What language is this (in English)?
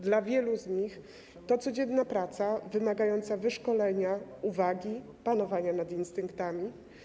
Polish